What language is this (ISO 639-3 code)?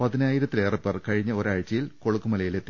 mal